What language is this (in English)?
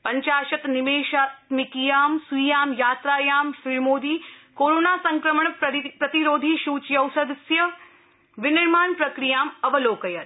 Sanskrit